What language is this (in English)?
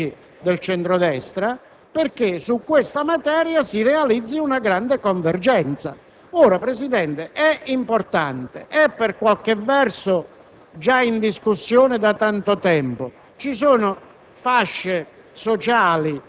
Italian